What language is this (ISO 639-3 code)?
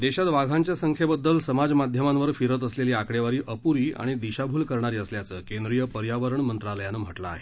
mar